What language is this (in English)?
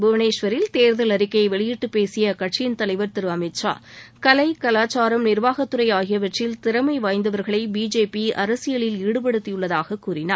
Tamil